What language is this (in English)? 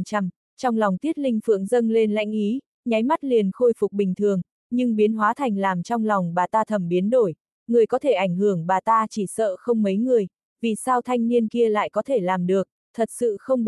Vietnamese